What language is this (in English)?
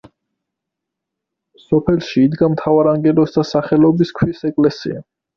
Georgian